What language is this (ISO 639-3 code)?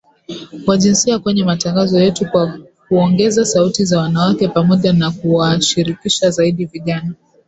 swa